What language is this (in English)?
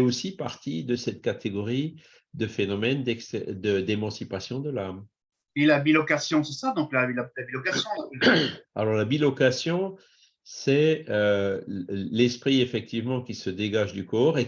French